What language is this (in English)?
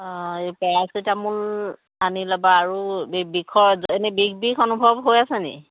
Assamese